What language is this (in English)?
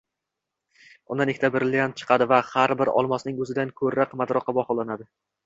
Uzbek